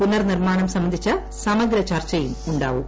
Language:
Malayalam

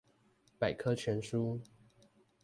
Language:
Chinese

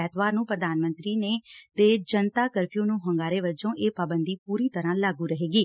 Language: Punjabi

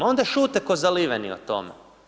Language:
Croatian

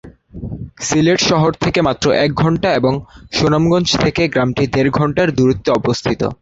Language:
Bangla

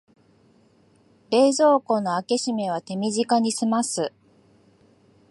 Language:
Japanese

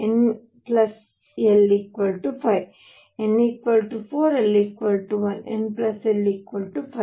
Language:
Kannada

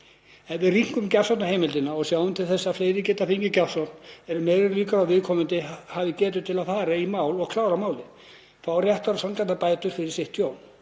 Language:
Icelandic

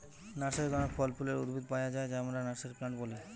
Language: Bangla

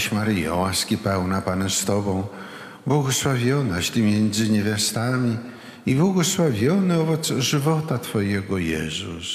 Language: Polish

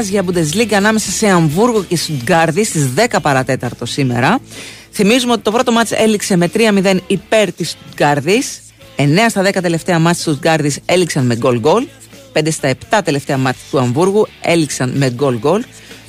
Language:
Greek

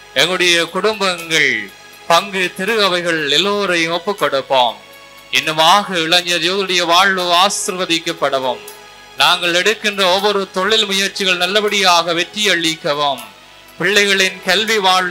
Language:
Tamil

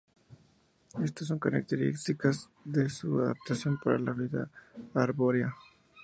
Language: Spanish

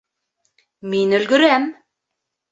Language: Bashkir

